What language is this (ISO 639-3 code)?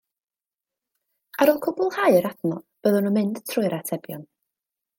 cym